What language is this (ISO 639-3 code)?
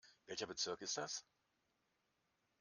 deu